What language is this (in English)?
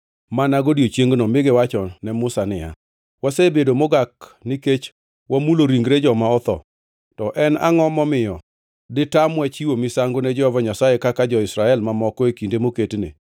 Luo (Kenya and Tanzania)